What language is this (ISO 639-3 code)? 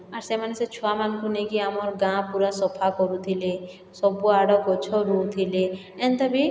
ori